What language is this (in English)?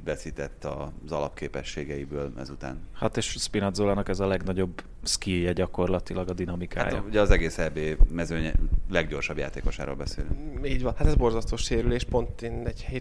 Hungarian